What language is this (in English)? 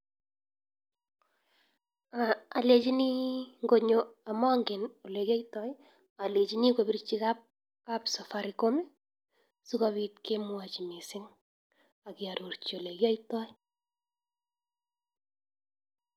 Kalenjin